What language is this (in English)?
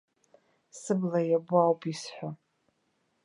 Abkhazian